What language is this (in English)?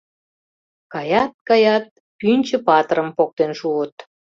Mari